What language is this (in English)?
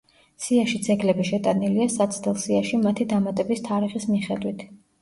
Georgian